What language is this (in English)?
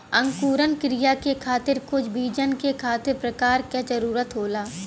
Bhojpuri